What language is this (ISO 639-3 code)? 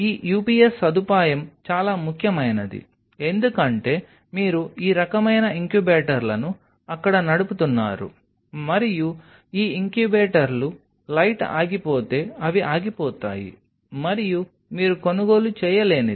tel